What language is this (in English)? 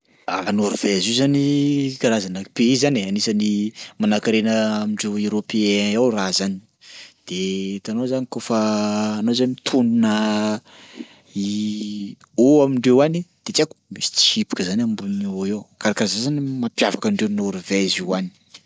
Sakalava Malagasy